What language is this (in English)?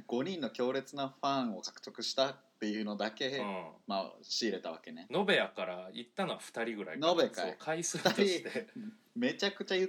Japanese